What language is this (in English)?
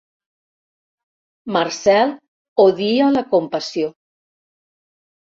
Catalan